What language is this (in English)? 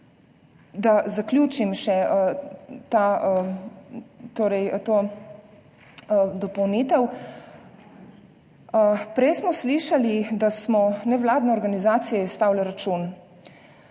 Slovenian